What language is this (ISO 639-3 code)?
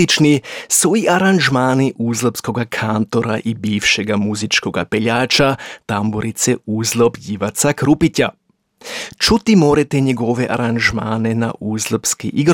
hrv